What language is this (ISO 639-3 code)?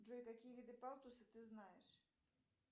rus